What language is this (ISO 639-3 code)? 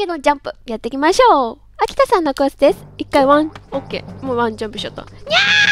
jpn